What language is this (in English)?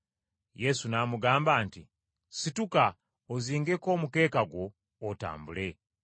Ganda